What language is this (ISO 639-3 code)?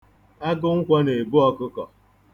ibo